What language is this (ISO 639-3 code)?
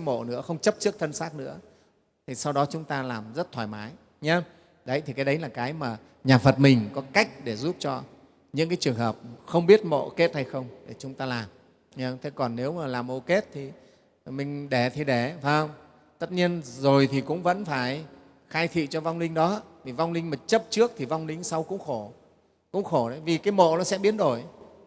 vie